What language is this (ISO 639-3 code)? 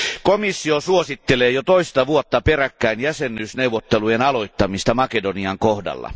fin